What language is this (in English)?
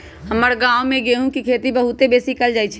Magahi